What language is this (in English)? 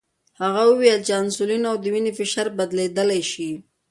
Pashto